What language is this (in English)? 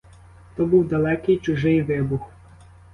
Ukrainian